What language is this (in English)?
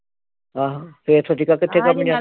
Punjabi